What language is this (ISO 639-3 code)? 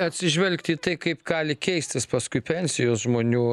lit